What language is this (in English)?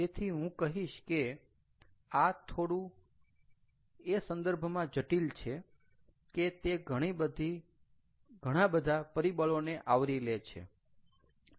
Gujarati